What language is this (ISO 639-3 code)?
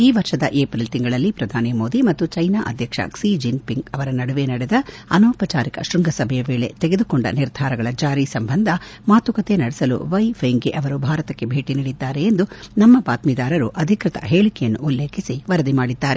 kan